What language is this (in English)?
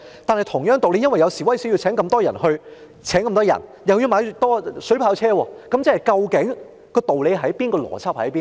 Cantonese